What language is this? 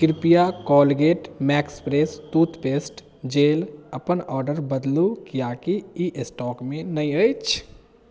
Maithili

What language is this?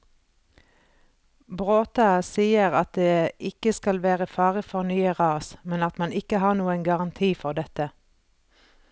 Norwegian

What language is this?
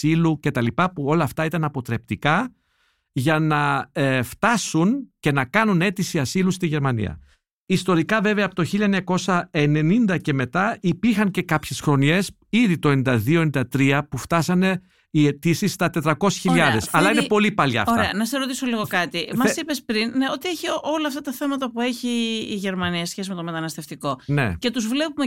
Greek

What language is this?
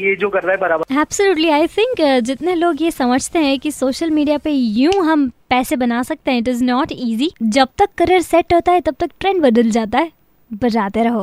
Hindi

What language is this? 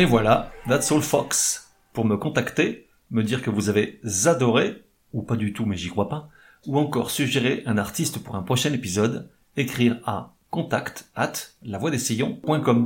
French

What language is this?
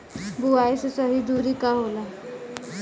Bhojpuri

